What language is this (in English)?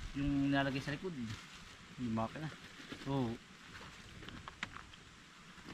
Filipino